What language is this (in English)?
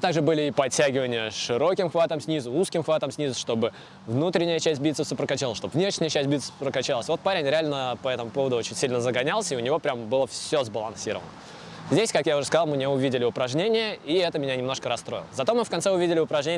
Russian